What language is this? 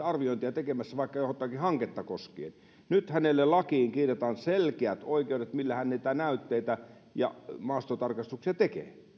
Finnish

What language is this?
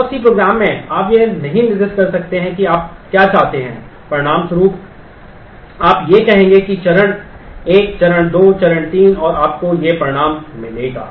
Hindi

